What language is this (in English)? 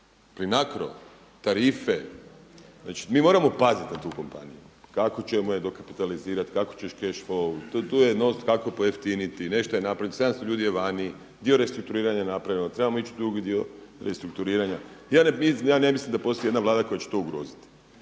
Croatian